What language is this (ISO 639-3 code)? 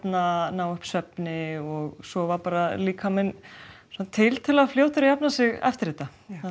isl